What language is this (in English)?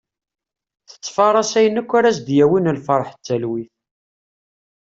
Kabyle